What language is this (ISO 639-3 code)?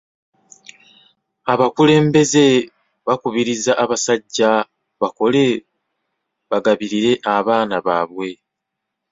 lug